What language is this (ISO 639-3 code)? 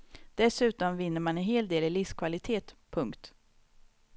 swe